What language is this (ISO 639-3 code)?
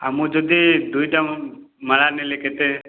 ori